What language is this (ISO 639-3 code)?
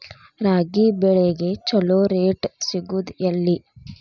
kan